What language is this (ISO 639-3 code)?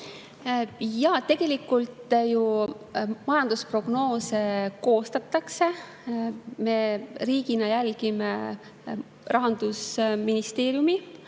est